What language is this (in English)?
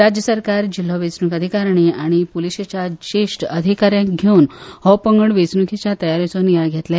Konkani